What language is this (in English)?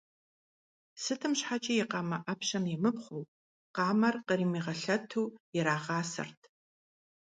Kabardian